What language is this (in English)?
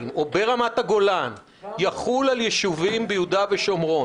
Hebrew